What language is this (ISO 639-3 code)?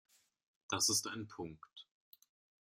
deu